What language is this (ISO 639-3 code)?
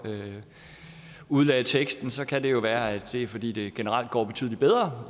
dan